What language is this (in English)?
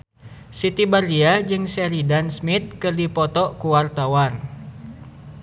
Sundanese